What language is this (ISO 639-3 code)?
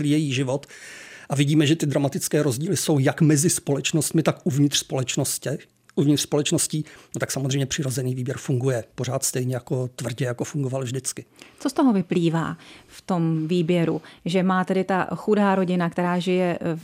ces